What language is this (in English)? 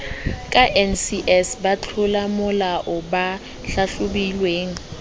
Southern Sotho